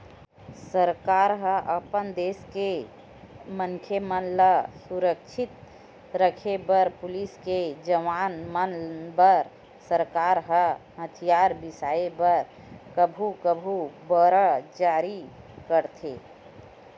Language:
Chhattisgarhi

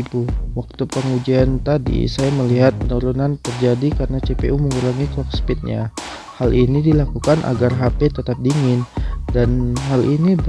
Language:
Indonesian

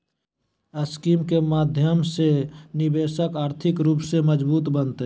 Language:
Magahi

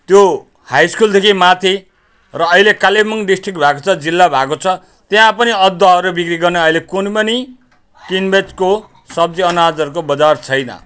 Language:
Nepali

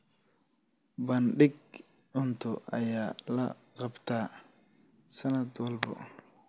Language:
Somali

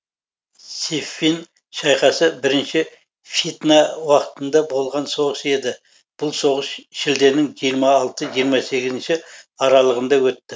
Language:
Kazakh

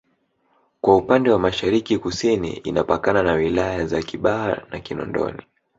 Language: Swahili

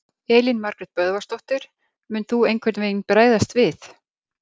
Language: Icelandic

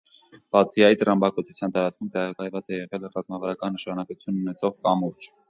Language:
Armenian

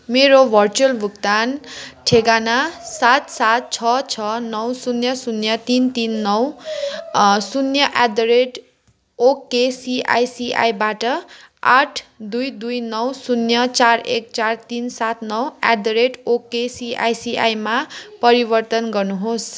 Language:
Nepali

